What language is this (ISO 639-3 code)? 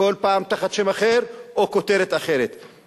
heb